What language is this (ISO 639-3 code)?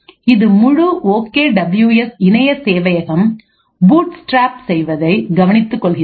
tam